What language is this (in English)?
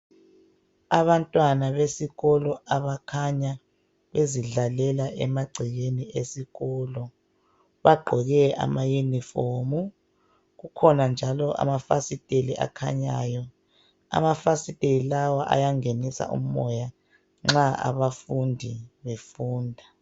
North Ndebele